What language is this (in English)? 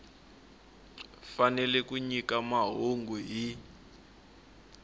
Tsonga